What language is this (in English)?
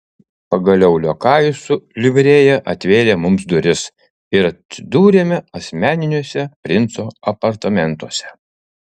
Lithuanian